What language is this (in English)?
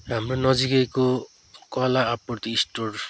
Nepali